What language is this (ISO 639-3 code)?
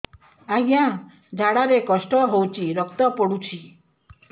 ori